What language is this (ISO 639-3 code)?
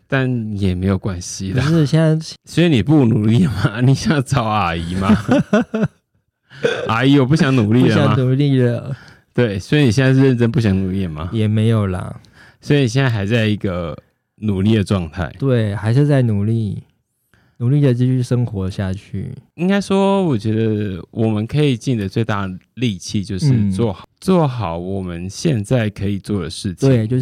zho